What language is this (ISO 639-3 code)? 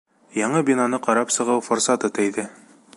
bak